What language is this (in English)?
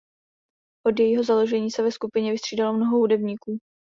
Czech